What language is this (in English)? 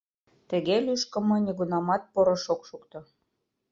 Mari